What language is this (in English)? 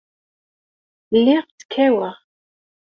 Kabyle